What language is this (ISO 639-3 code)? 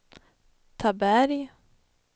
swe